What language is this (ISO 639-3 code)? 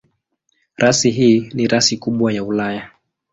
swa